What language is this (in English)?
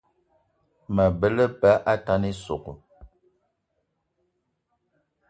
Eton (Cameroon)